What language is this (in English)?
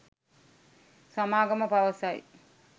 Sinhala